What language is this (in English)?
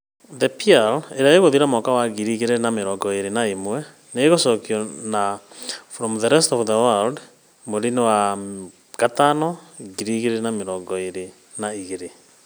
Kikuyu